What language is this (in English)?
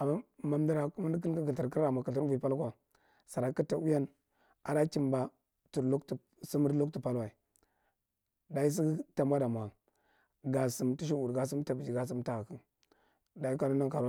Marghi Central